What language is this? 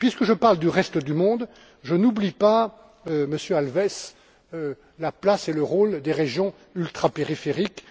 French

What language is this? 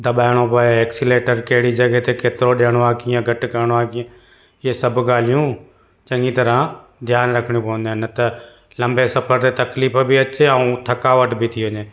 Sindhi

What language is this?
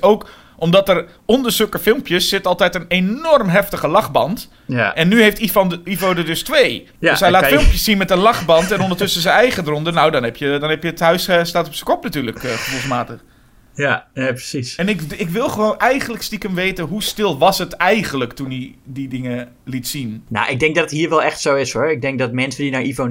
Dutch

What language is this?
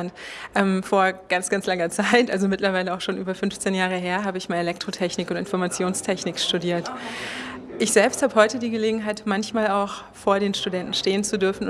German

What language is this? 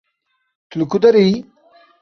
Kurdish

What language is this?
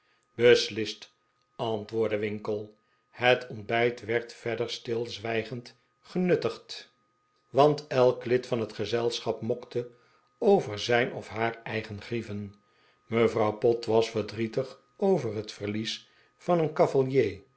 Dutch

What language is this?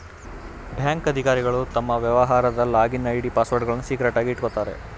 Kannada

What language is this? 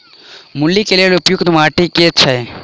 Maithili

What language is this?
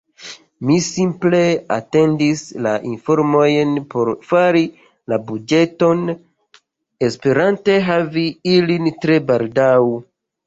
Esperanto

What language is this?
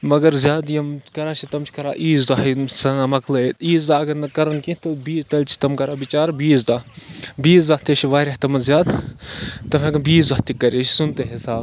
Kashmiri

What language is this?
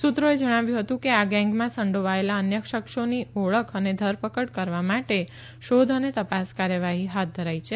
Gujarati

